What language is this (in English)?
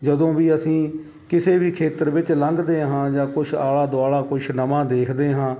Punjabi